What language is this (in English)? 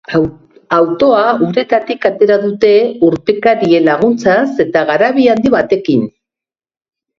Basque